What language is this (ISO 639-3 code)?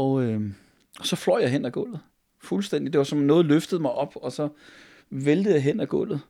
dan